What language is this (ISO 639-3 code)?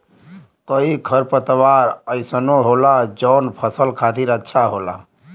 bho